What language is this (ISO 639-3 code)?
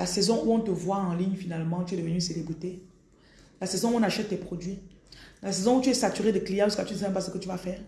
fra